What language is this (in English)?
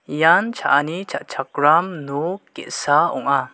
Garo